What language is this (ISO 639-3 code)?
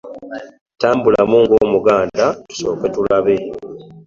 lug